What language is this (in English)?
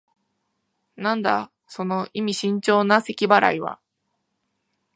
Japanese